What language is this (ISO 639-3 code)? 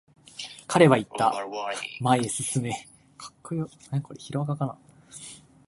jpn